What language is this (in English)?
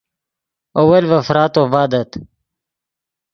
Yidgha